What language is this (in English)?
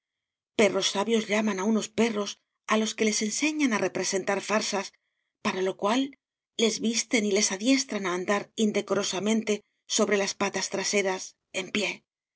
Spanish